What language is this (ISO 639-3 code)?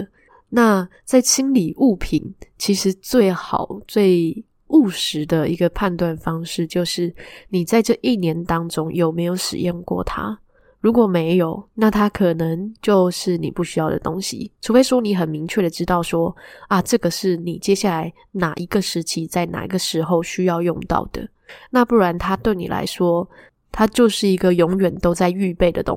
zho